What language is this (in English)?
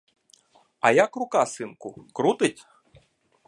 Ukrainian